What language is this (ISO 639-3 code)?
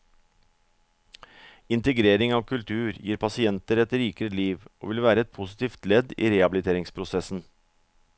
nor